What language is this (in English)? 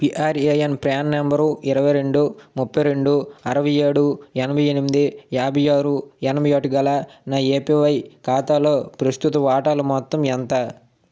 Telugu